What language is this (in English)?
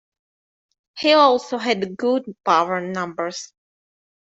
English